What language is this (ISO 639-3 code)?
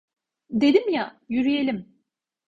tur